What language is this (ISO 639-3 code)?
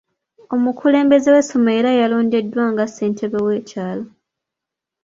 lug